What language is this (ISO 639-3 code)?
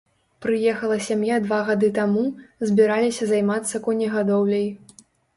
bel